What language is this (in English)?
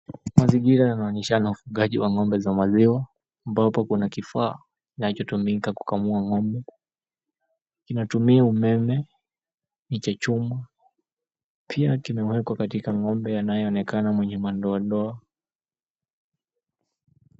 Swahili